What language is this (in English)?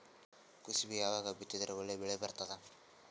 Kannada